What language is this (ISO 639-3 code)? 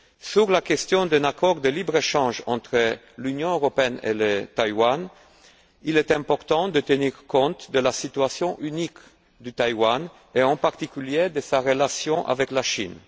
fra